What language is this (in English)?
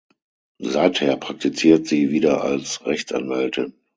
German